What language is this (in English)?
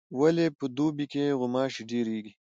Pashto